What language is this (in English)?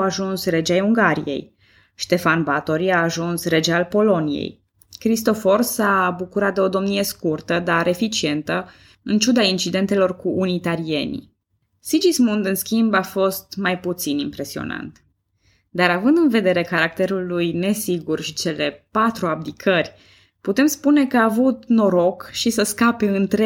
Romanian